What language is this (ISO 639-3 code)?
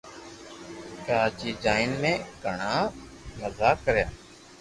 lrk